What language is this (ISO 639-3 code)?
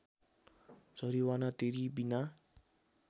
nep